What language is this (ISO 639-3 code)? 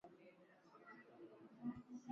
swa